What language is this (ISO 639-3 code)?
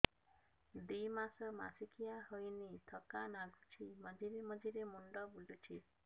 ori